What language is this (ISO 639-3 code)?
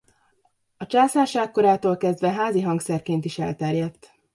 hun